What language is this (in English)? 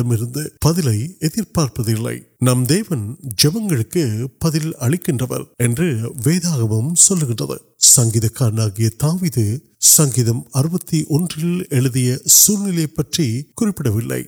Urdu